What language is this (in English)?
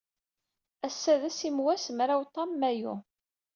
Kabyle